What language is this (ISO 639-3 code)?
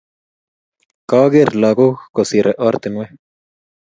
kln